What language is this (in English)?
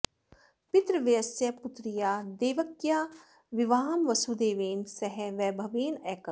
Sanskrit